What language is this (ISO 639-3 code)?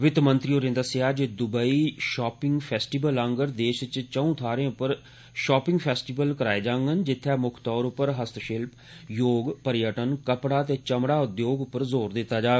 doi